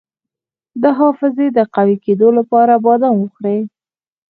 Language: Pashto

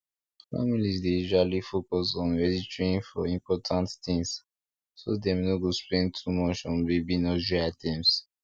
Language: Nigerian Pidgin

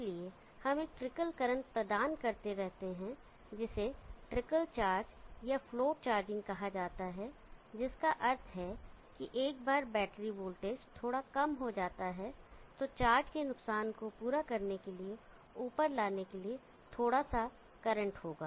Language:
Hindi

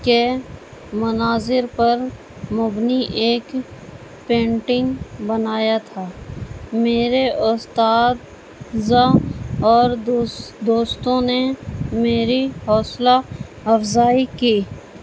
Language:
Urdu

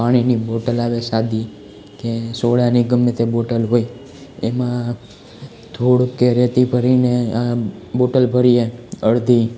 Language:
Gujarati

